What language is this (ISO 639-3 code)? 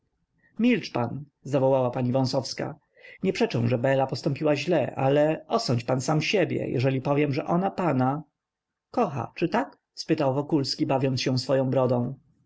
pol